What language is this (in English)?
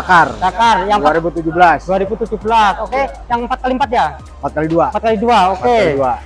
Indonesian